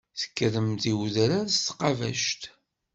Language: Kabyle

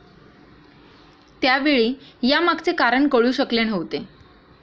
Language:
Marathi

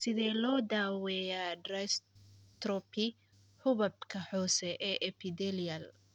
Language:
Somali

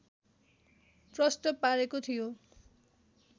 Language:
Nepali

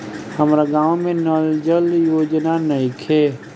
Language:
Bhojpuri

